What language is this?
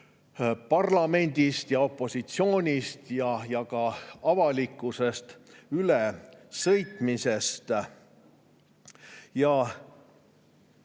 Estonian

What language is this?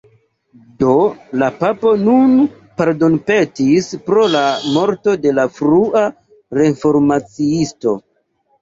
Esperanto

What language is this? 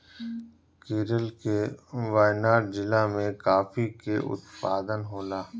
Bhojpuri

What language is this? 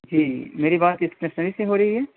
Urdu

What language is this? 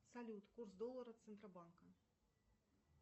Russian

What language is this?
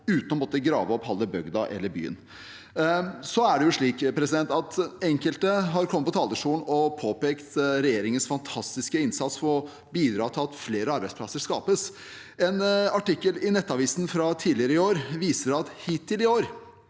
Norwegian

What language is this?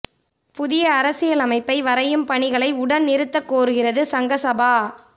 Tamil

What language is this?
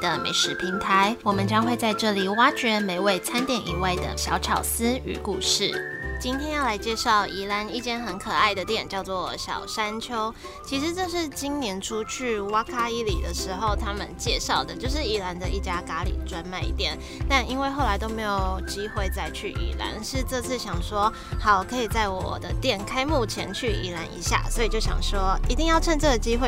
Chinese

